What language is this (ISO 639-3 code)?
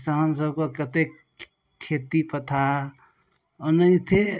mai